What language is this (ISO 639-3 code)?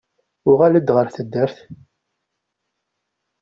kab